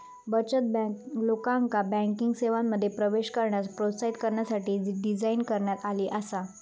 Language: Marathi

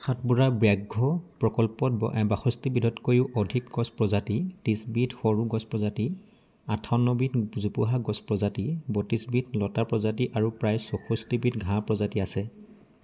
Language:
Assamese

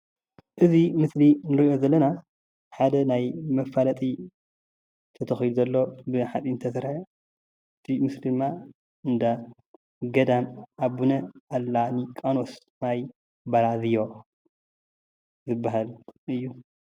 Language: Tigrinya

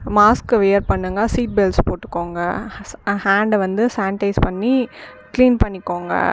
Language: Tamil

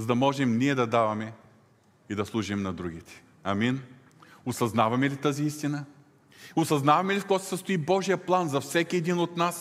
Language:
Bulgarian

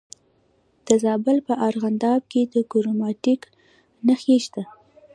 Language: Pashto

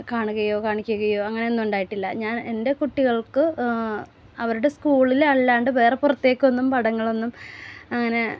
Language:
Malayalam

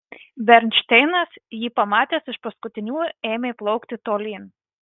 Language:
Lithuanian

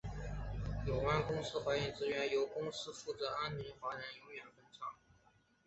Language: Chinese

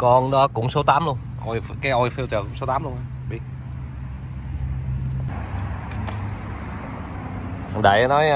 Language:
Vietnamese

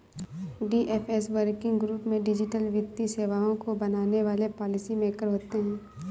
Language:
Hindi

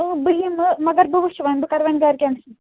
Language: Kashmiri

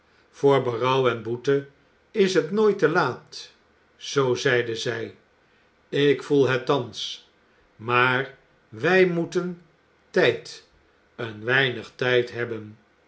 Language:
Dutch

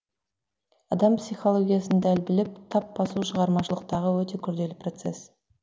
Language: Kazakh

